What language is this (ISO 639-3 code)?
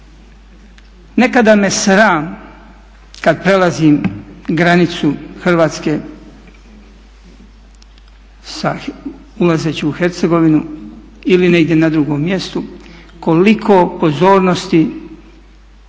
hrv